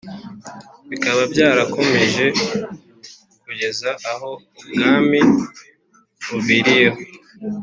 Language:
Kinyarwanda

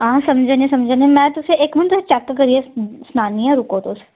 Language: Dogri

